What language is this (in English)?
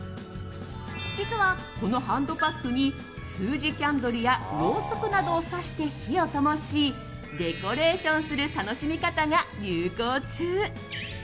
Japanese